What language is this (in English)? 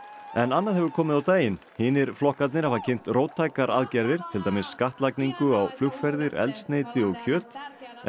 Icelandic